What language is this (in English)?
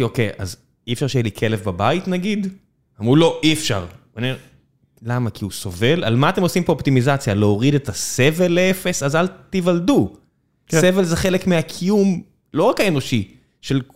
Hebrew